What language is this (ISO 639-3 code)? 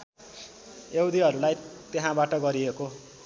nep